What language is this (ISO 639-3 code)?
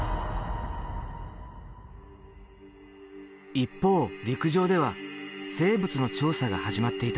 jpn